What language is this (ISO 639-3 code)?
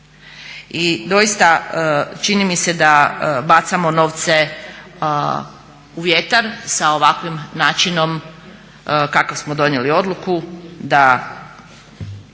hrv